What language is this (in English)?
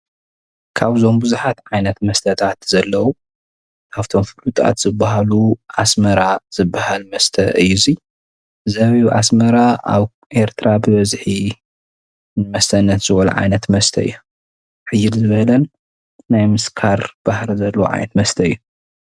Tigrinya